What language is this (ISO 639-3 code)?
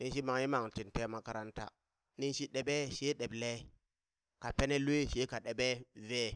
bys